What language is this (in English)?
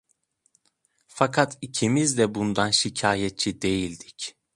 Turkish